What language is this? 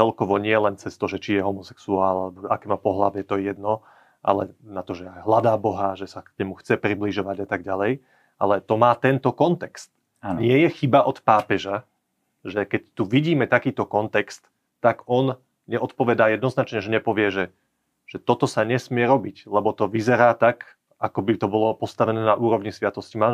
Slovak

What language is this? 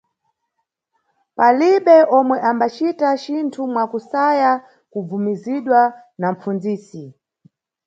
Nyungwe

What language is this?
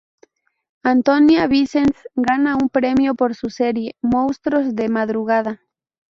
Spanish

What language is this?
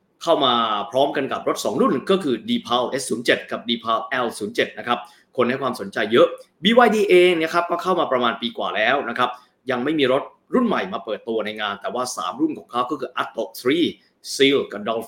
Thai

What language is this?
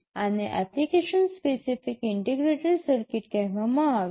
Gujarati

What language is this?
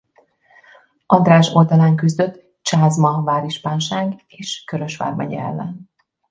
Hungarian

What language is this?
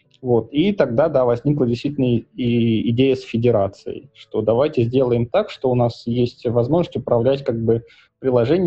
Russian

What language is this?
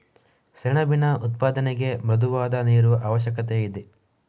Kannada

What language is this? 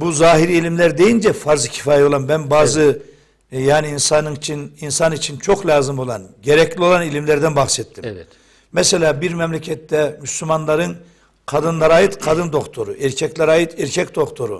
Turkish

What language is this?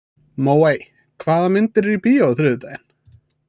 Icelandic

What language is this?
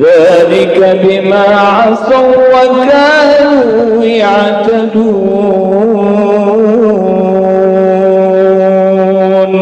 Arabic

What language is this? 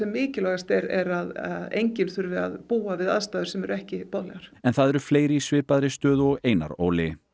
Icelandic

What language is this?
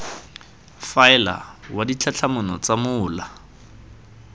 Tswana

